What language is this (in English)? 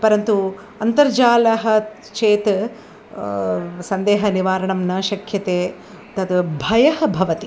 Sanskrit